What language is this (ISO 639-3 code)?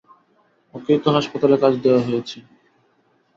ben